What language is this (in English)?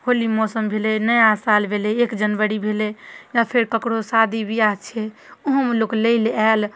Maithili